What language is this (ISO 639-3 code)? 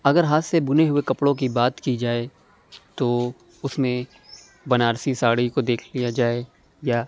urd